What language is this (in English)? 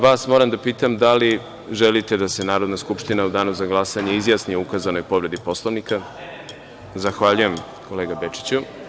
Serbian